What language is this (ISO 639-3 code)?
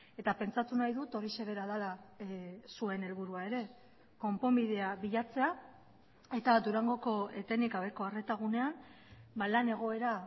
eus